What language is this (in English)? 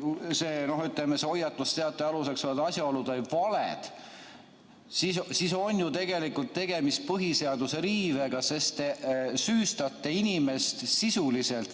Estonian